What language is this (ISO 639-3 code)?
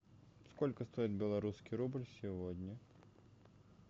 rus